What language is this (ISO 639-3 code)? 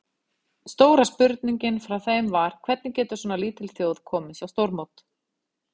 isl